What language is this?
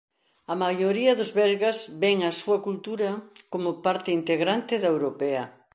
Galician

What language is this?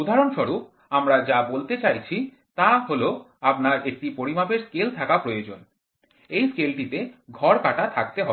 Bangla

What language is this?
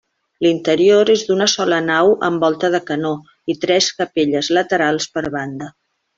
Catalan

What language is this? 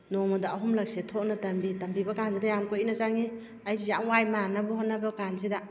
Manipuri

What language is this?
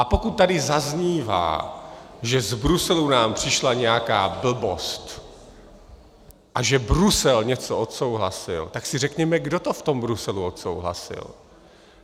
Czech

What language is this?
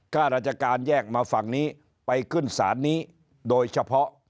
Thai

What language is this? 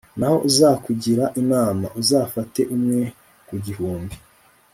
Kinyarwanda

